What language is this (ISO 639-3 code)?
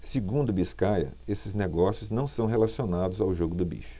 por